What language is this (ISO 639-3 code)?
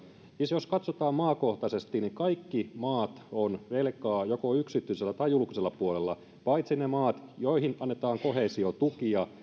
fin